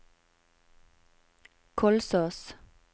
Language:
Norwegian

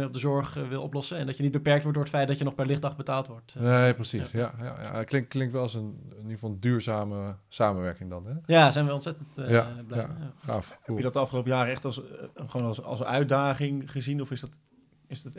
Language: Dutch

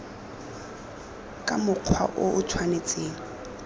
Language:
Tswana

